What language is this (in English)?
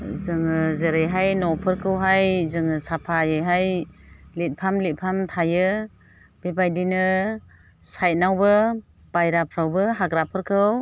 Bodo